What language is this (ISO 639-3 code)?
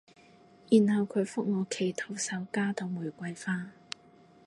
yue